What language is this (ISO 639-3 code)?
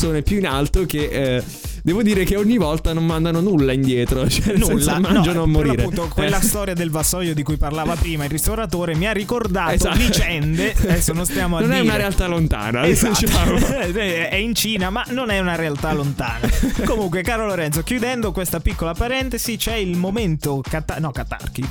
ita